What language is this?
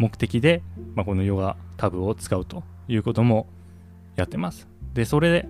Japanese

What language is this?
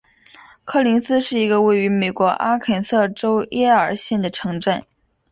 Chinese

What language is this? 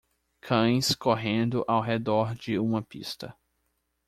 Portuguese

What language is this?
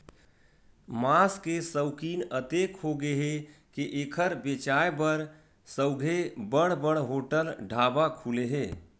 Chhattisgarhi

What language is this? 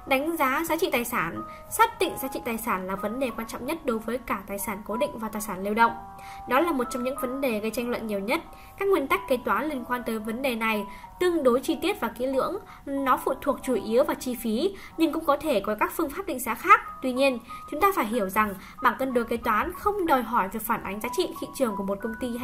Vietnamese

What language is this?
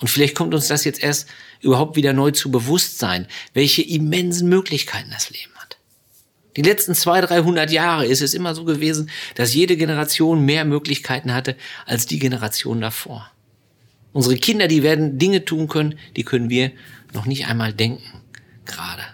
German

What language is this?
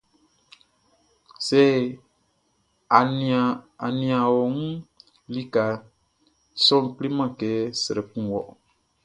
Baoulé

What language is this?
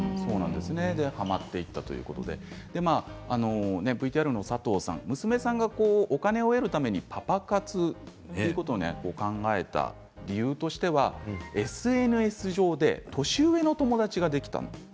Japanese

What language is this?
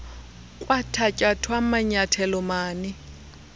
Xhosa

